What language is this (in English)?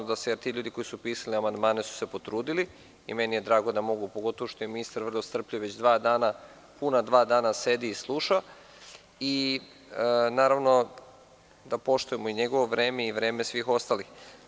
Serbian